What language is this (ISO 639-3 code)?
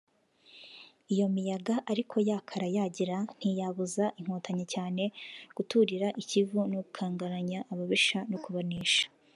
kin